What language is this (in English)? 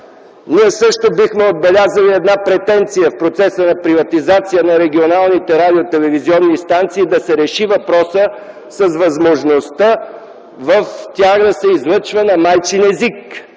Bulgarian